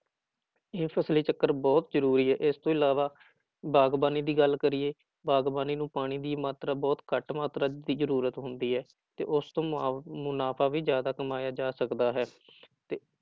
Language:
Punjabi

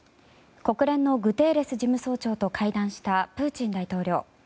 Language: Japanese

